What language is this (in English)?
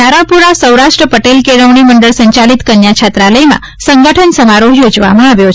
Gujarati